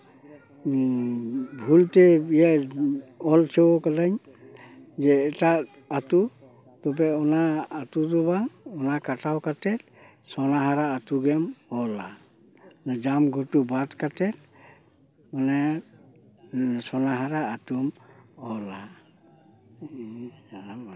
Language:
Santali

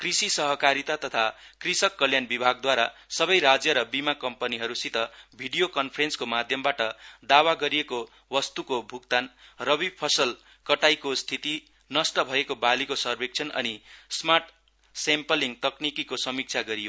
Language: Nepali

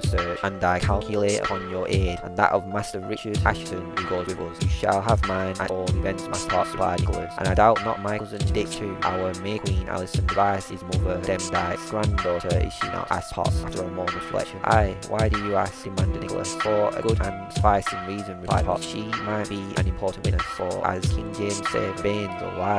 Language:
English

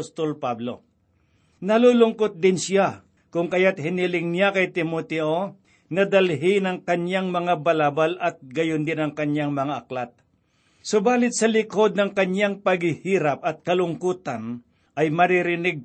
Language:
Filipino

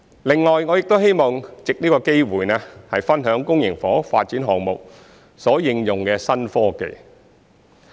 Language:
Cantonese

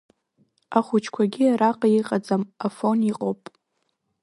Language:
Abkhazian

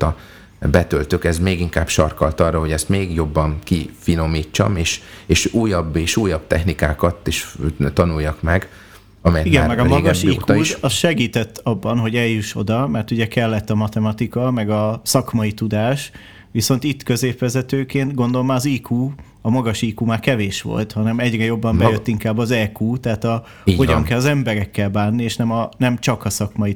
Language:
Hungarian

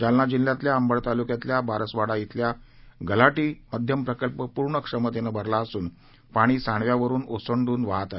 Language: Marathi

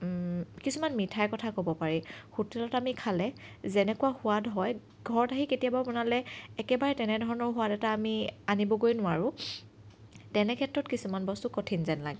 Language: Assamese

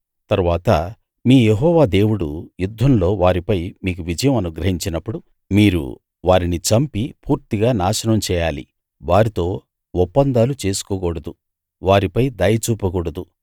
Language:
Telugu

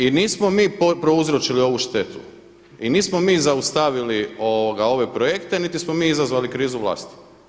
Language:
Croatian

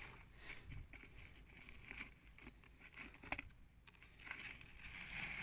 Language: Indonesian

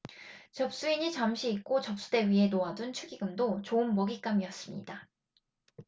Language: Korean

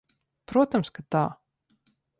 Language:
Latvian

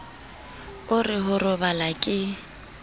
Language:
Southern Sotho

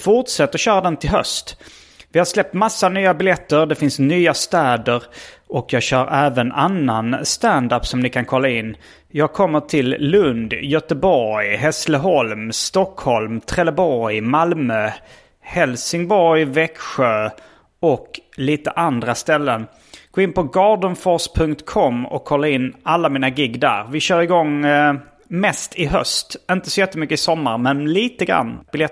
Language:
Swedish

